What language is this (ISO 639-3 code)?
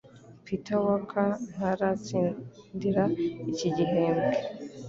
kin